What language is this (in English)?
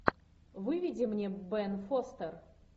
Russian